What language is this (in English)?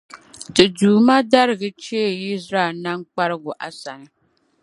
Dagbani